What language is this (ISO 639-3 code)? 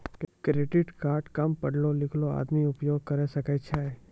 mai